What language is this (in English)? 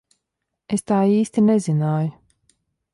Latvian